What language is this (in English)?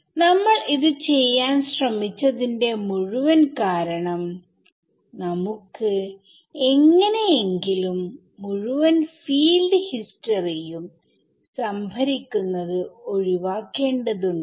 Malayalam